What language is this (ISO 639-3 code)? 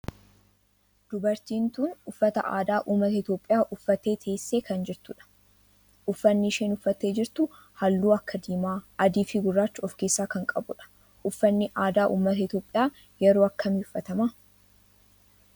orm